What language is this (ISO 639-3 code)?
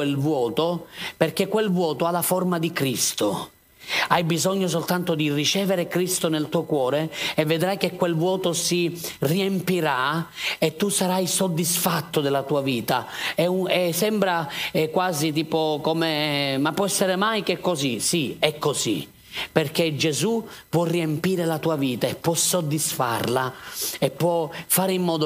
ita